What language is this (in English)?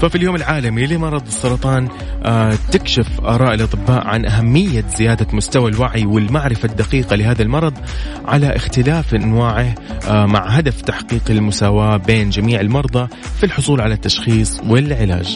Arabic